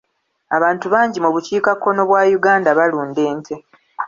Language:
Ganda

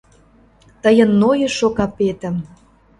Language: Mari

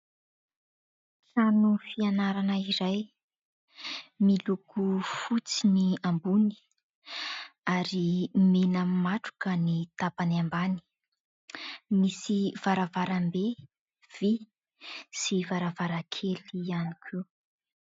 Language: Malagasy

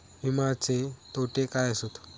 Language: Marathi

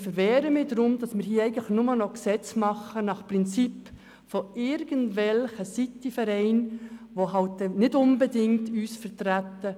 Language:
Swiss German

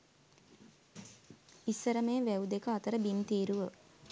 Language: Sinhala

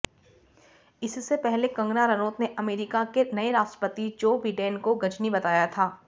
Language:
Hindi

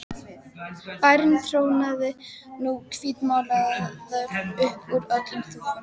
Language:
Icelandic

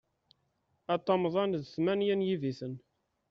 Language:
Kabyle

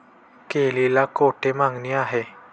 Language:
Marathi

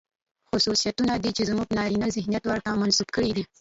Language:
Pashto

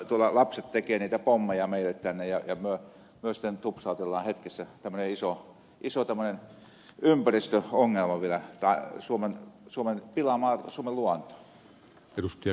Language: Finnish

